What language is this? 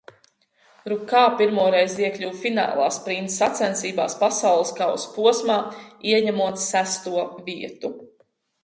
Latvian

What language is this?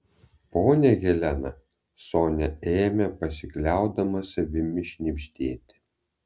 Lithuanian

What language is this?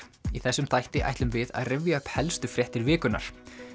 Icelandic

